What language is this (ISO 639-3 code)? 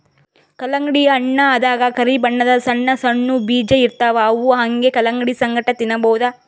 kan